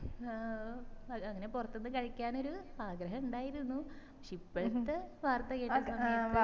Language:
Malayalam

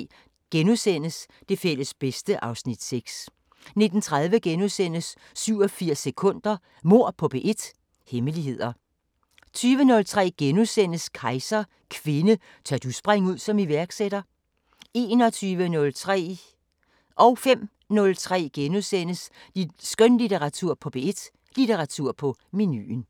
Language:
Danish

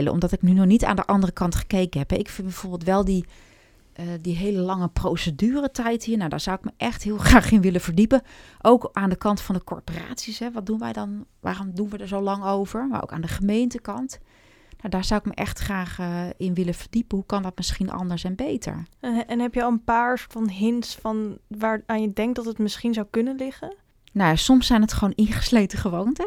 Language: Dutch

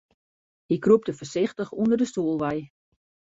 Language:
Western Frisian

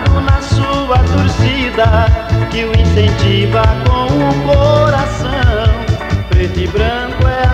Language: Portuguese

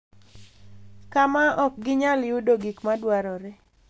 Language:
Luo (Kenya and Tanzania)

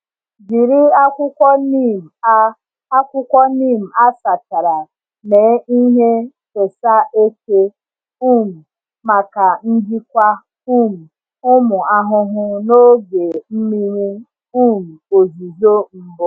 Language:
Igbo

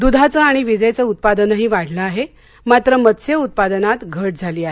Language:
Marathi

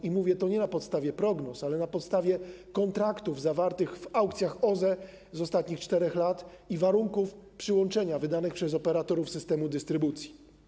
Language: Polish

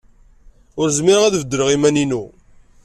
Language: Kabyle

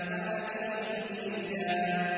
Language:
Arabic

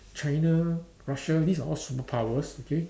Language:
English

